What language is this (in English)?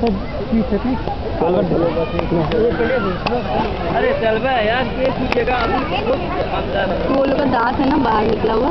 Romanian